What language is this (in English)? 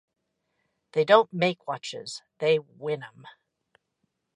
English